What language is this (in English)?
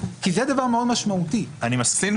Hebrew